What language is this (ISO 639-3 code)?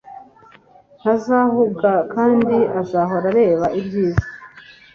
kin